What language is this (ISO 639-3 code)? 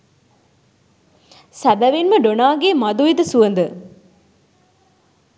sin